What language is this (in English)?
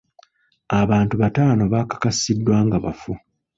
Ganda